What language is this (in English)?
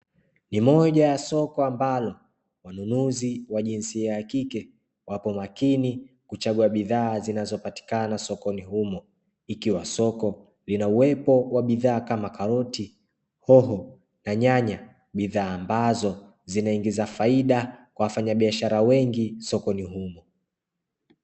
Swahili